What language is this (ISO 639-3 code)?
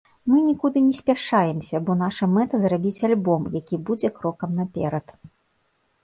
bel